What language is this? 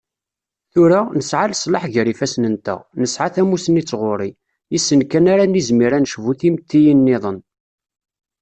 Kabyle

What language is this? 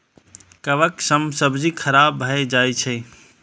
Maithili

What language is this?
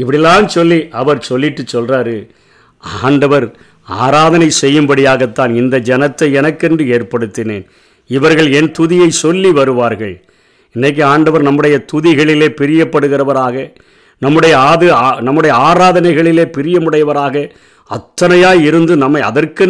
Tamil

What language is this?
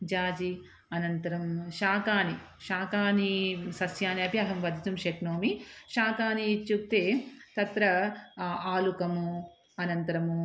Sanskrit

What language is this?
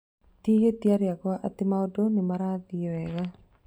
Kikuyu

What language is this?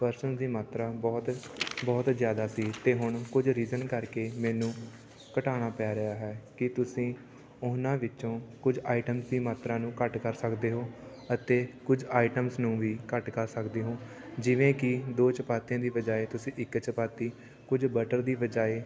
Punjabi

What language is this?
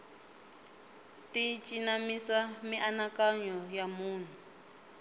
Tsonga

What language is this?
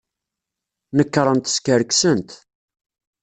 Kabyle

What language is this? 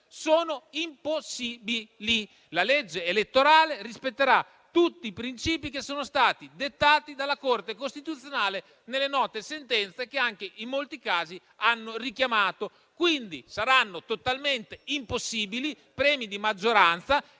Italian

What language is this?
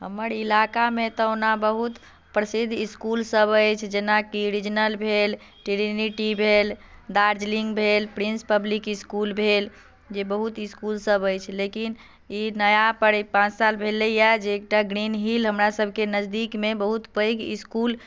Maithili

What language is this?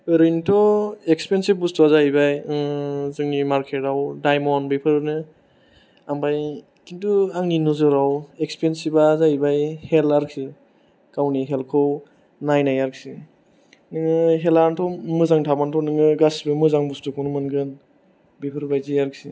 Bodo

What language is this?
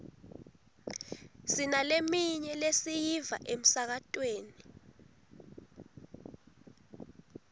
Swati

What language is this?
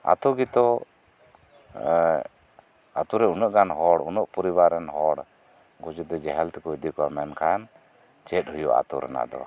Santali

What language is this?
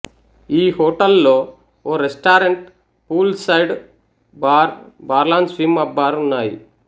Telugu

